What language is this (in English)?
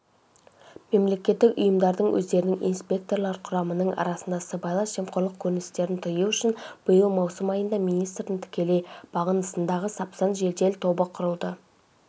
Kazakh